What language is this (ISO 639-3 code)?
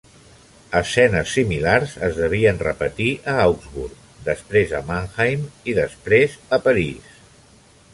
cat